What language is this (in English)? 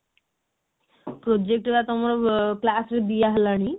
Odia